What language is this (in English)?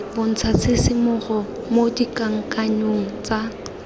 Tswana